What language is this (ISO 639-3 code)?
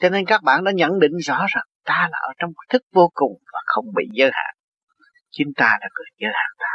vie